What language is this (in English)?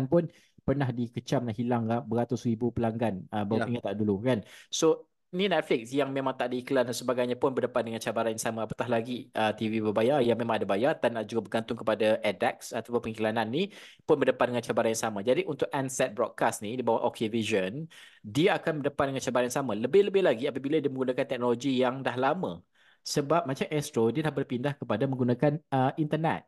Malay